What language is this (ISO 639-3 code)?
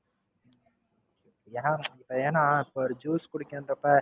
tam